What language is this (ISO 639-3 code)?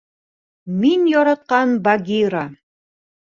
bak